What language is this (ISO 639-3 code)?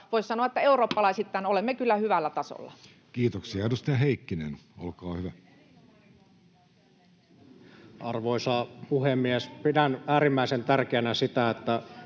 fin